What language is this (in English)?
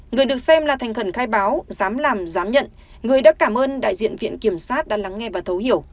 Vietnamese